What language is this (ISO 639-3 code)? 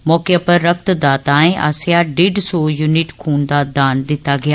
doi